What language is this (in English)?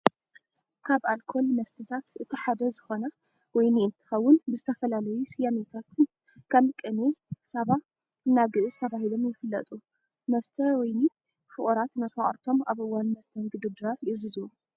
Tigrinya